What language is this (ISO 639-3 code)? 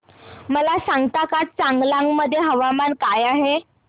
mar